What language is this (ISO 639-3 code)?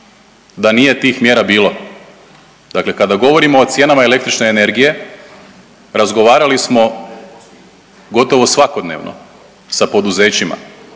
hrv